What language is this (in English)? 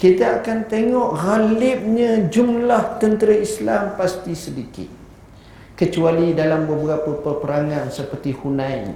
Malay